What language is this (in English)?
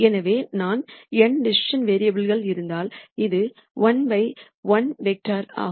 Tamil